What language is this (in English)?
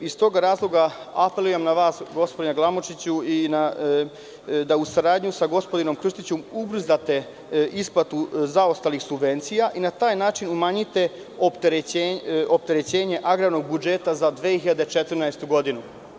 Serbian